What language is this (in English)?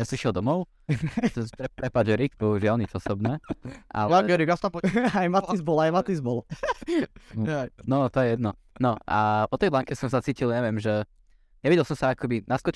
Slovak